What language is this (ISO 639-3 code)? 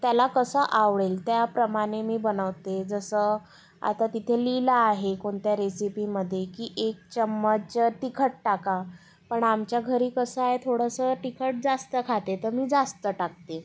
mar